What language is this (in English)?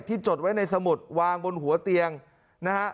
Thai